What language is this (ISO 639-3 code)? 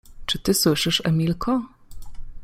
pol